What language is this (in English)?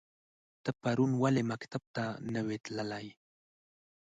Pashto